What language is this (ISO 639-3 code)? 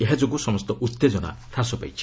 ori